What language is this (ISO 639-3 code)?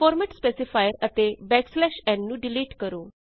pan